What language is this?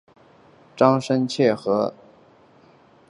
Chinese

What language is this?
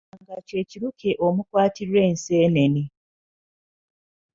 Ganda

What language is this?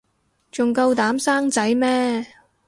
Cantonese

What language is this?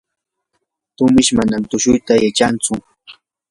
Yanahuanca Pasco Quechua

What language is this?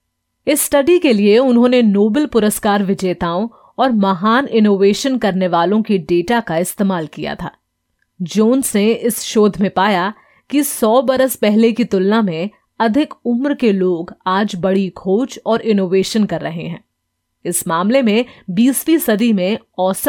Hindi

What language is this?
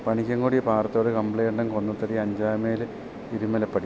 Malayalam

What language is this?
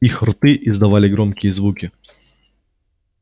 Russian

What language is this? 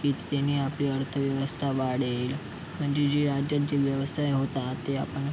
Marathi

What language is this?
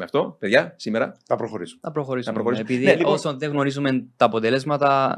Greek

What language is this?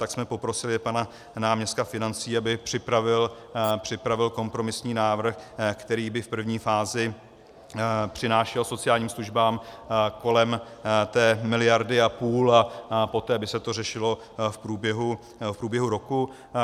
Czech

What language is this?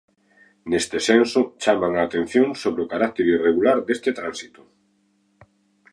Galician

